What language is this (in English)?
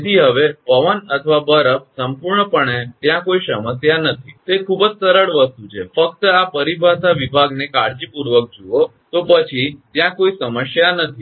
Gujarati